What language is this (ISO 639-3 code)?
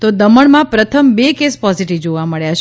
guj